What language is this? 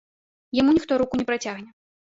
Belarusian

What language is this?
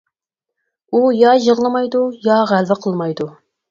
Uyghur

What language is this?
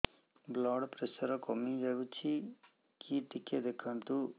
Odia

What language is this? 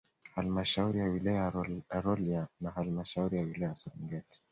Swahili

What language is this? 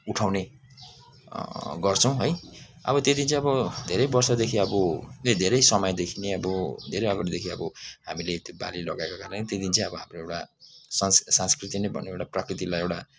Nepali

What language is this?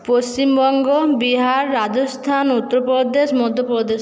Bangla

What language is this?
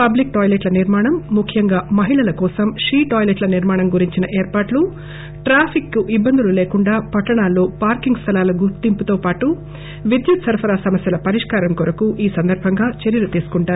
Telugu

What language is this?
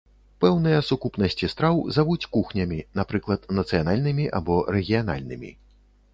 Belarusian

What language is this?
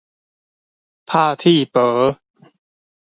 Min Nan Chinese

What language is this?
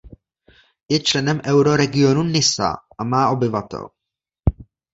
Czech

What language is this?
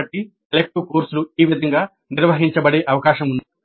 Telugu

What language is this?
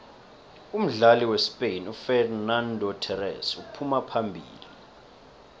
South Ndebele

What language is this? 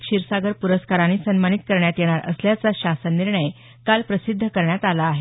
Marathi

